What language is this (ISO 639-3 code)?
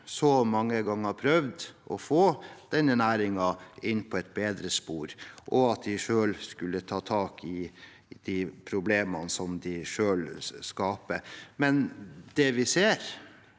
nor